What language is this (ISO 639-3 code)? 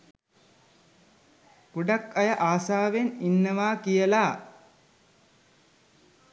sin